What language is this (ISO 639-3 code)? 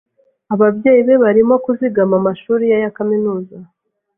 kin